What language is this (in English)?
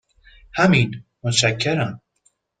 Persian